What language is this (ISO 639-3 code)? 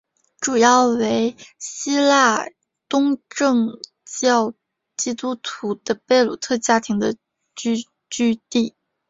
zho